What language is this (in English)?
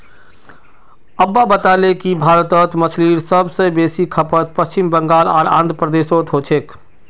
Magahi